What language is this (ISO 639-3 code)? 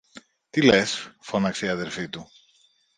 ell